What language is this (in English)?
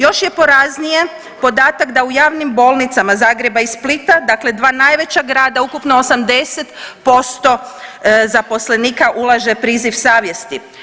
Croatian